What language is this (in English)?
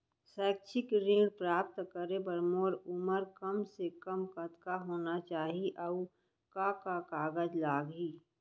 Chhattisgarhi